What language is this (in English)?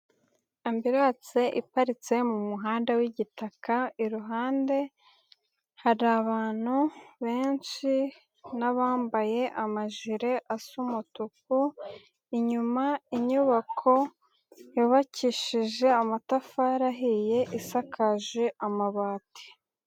Kinyarwanda